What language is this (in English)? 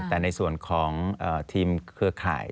Thai